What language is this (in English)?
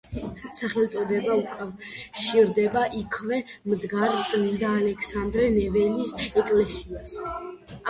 Georgian